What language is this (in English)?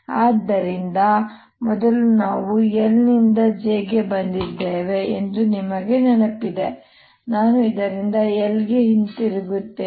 Kannada